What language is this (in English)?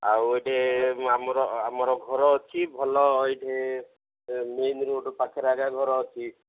Odia